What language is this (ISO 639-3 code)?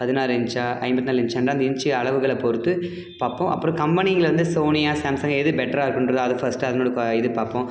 tam